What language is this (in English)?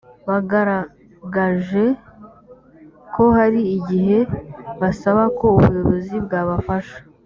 Kinyarwanda